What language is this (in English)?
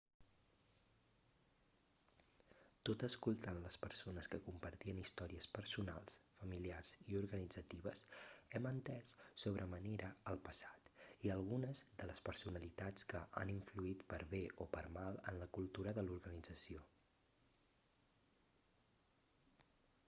Catalan